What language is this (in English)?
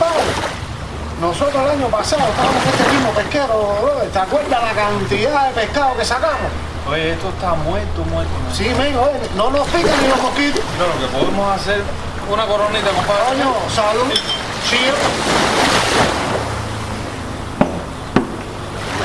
Spanish